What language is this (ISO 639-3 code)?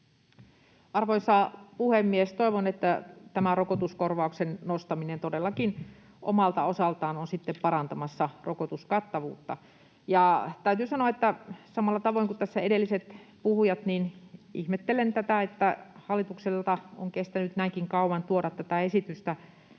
fin